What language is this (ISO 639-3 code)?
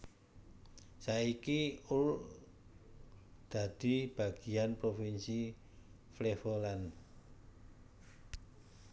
jav